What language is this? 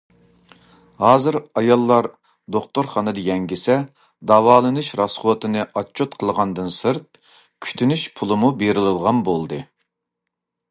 Uyghur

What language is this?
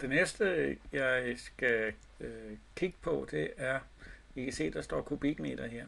Danish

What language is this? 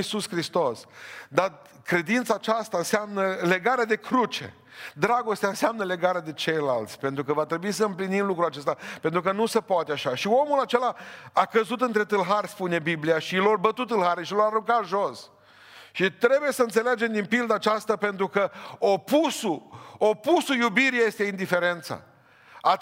Romanian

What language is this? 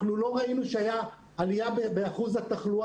Hebrew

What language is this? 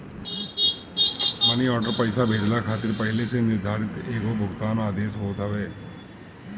Bhojpuri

